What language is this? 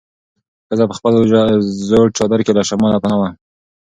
Pashto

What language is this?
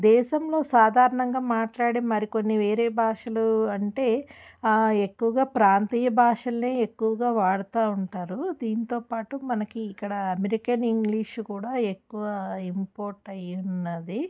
Telugu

